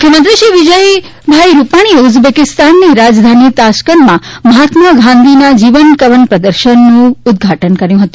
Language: Gujarati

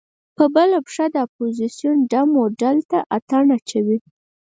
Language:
Pashto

